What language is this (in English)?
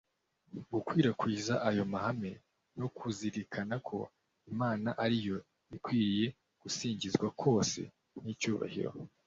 Kinyarwanda